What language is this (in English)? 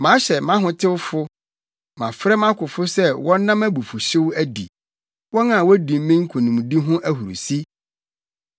Akan